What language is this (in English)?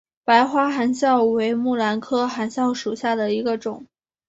Chinese